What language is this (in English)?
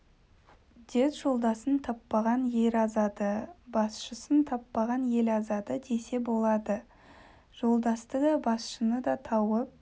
Kazakh